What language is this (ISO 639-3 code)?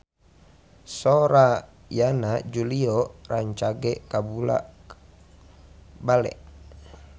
sun